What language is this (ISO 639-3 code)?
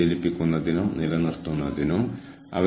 mal